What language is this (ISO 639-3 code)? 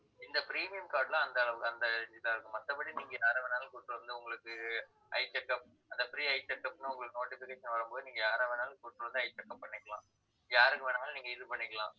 tam